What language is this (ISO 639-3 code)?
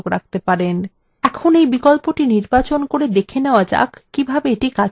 ben